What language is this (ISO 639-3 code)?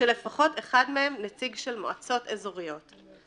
heb